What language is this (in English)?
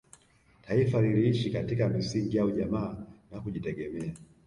Swahili